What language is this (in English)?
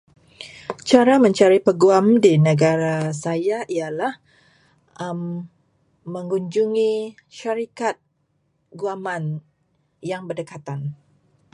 Malay